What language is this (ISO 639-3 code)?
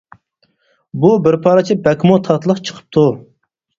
uig